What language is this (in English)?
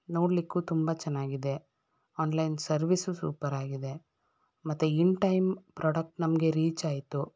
Kannada